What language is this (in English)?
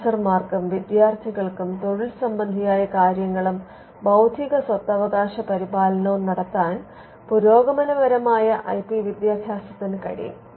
Malayalam